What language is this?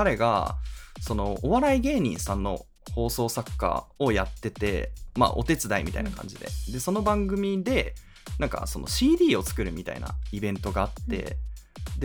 Japanese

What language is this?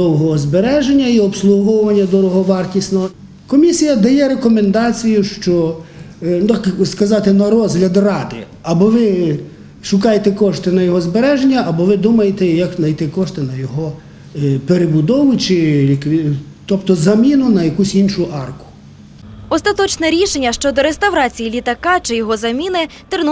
Ukrainian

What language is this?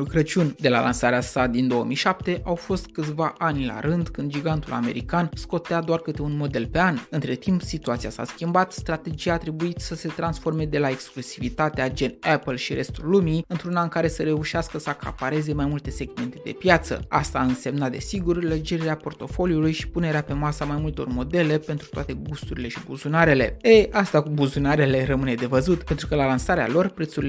Romanian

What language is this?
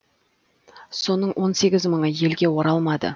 Kazakh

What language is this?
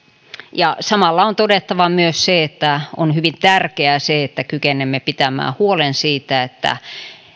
Finnish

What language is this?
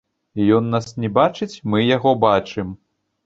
Belarusian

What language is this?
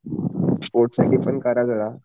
Marathi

